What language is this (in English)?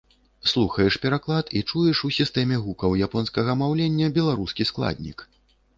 Belarusian